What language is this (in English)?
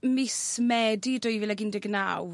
Welsh